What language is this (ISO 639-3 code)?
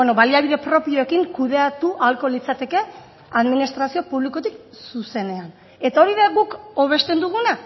eus